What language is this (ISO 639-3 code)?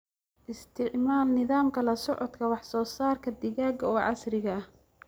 som